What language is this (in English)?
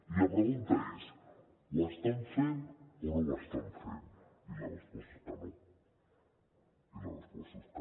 Catalan